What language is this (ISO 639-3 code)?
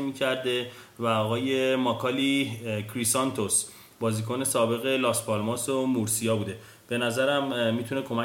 fas